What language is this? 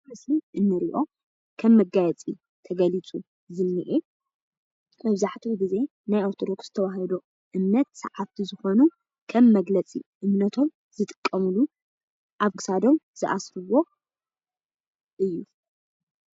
Tigrinya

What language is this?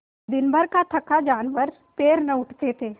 Hindi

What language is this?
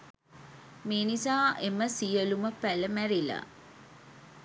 Sinhala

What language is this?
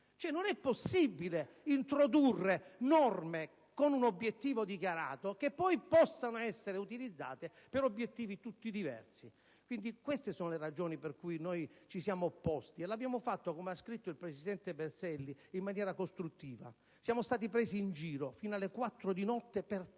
Italian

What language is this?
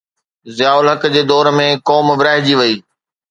Sindhi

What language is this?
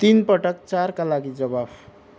Nepali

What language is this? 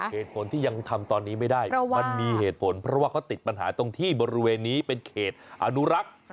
Thai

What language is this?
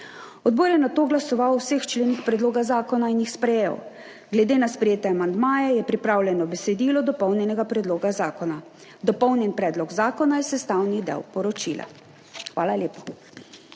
Slovenian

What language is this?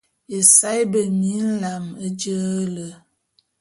Bulu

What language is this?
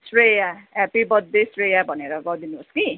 Nepali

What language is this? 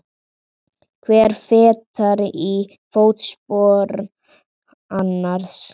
Icelandic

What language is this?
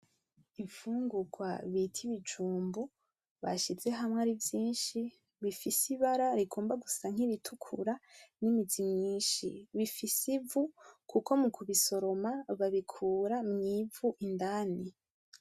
Rundi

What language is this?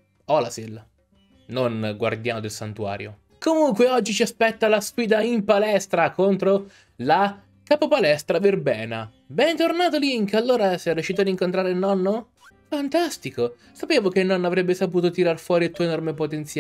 Italian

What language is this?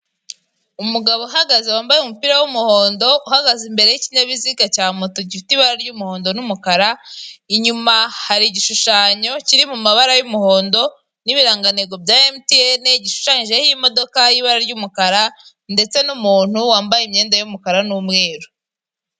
Kinyarwanda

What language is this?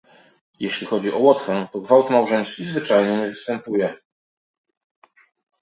Polish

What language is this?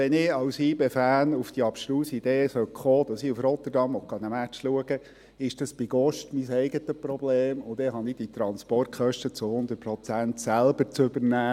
Swiss German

